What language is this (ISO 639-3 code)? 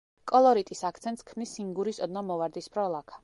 kat